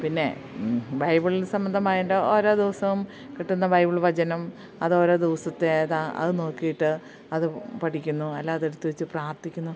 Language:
Malayalam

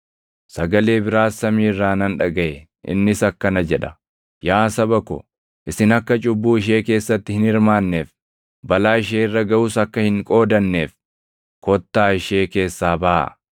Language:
Oromo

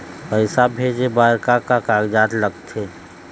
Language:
Chhattisgarhi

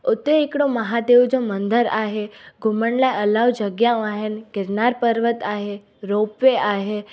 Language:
Sindhi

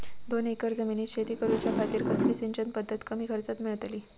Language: Marathi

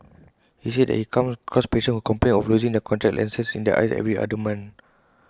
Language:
English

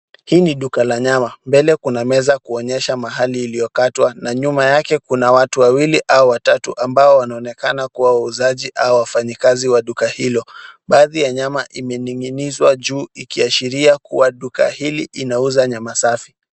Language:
Swahili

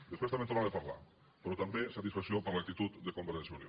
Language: Catalan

